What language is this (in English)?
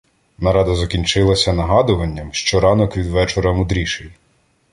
Ukrainian